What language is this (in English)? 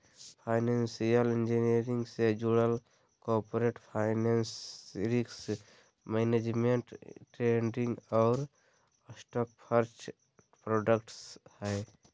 Magahi